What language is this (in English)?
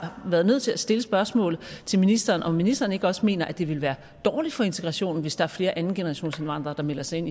Danish